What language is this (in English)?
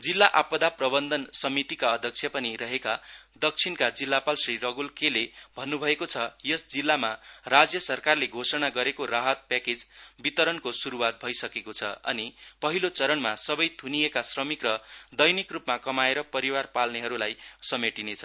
Nepali